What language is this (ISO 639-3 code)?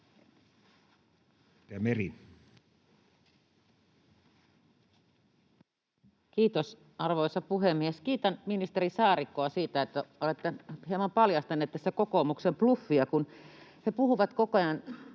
fin